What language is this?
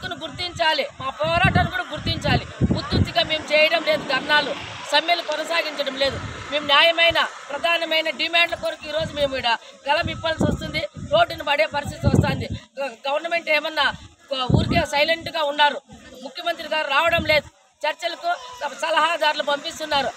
Telugu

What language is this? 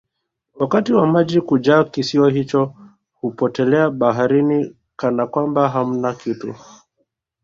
Swahili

